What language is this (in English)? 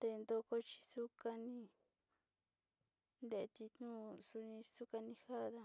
Sinicahua Mixtec